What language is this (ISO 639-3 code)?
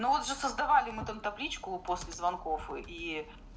rus